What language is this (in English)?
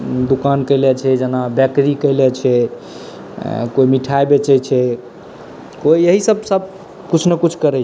Maithili